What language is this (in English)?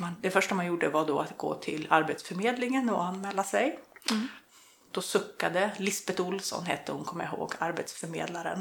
Swedish